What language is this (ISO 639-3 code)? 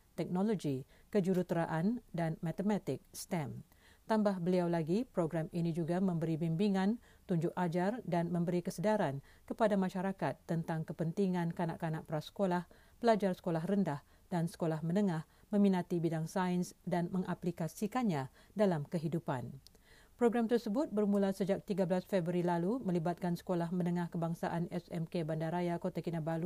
msa